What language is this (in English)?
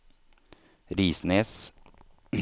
Norwegian